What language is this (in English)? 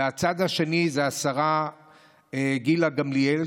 Hebrew